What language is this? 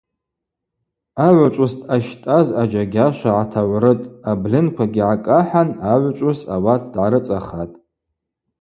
Abaza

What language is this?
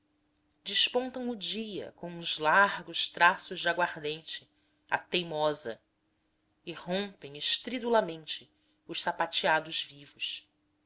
Portuguese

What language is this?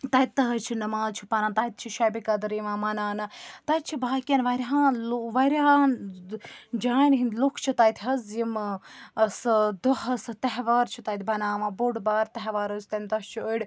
Kashmiri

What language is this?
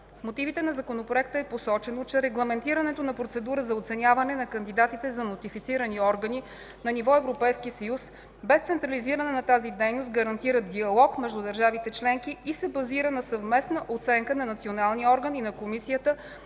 Bulgarian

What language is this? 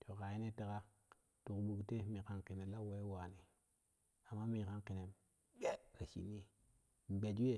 Kushi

